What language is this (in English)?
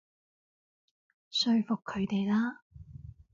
Cantonese